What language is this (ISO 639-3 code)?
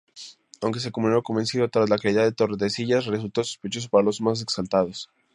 spa